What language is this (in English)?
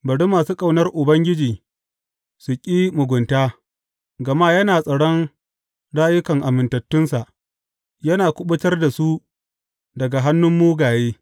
Hausa